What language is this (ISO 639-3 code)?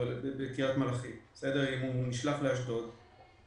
heb